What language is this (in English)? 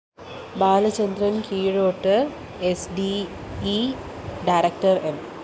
Malayalam